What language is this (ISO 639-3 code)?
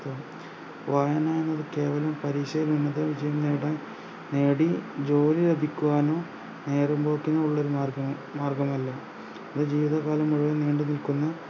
mal